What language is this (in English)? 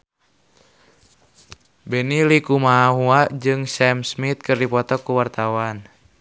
Sundanese